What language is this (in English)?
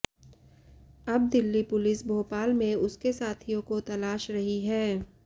Hindi